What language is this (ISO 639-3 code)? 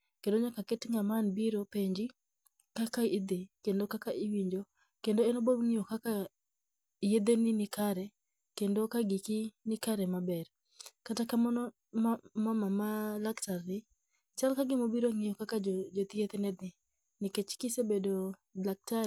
luo